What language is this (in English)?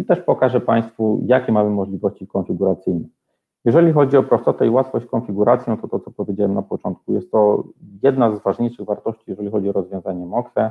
Polish